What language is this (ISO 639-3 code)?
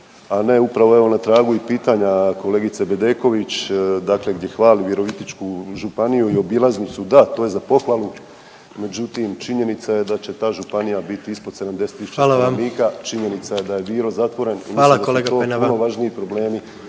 hrv